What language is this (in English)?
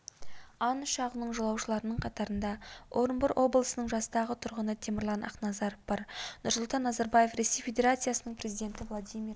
Kazakh